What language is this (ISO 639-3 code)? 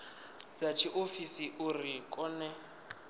ven